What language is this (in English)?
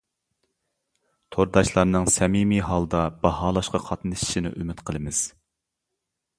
Uyghur